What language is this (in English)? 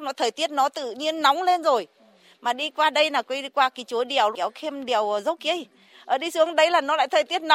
Vietnamese